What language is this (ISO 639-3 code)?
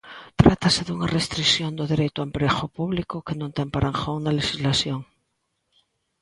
glg